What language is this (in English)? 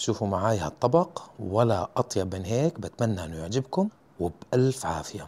Arabic